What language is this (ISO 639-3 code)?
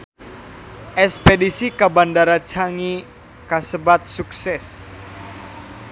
sun